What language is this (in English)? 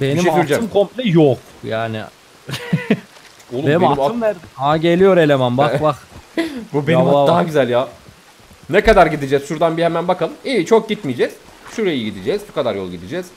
Turkish